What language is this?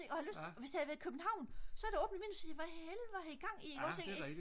Danish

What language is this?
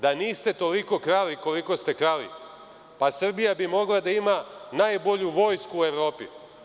Serbian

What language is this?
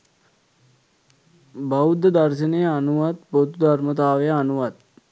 Sinhala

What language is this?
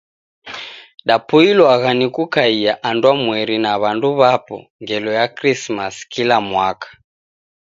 Taita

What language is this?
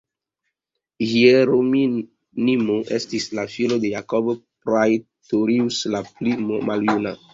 Esperanto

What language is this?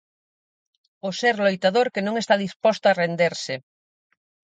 Galician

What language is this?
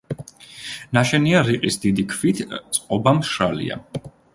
Georgian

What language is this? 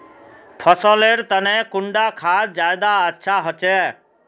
Magahi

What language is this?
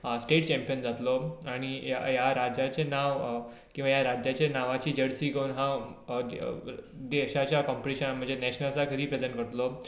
Konkani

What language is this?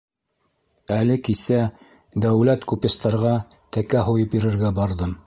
Bashkir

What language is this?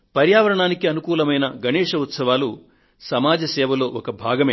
Telugu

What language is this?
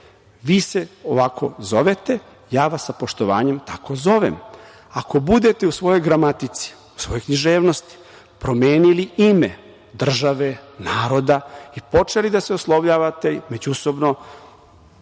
Serbian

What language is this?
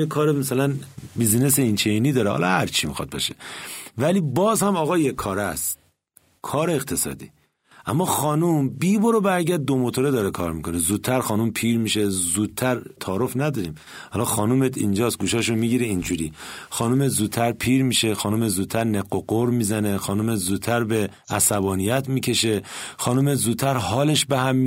Persian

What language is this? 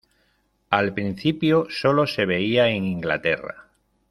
Spanish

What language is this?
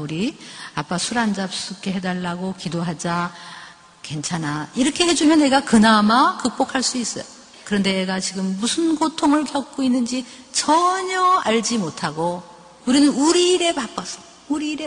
Korean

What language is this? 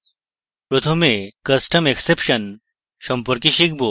Bangla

